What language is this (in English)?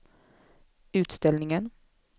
Swedish